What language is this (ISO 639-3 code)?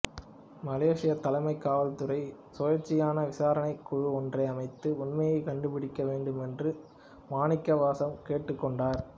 tam